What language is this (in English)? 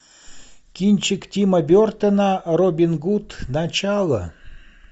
Russian